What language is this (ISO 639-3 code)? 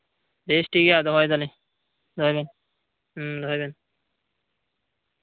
sat